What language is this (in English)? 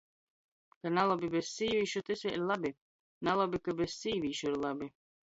Latgalian